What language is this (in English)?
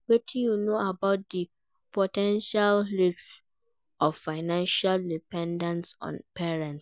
Nigerian Pidgin